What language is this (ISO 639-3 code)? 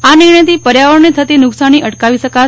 guj